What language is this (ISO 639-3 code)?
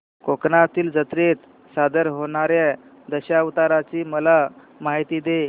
mar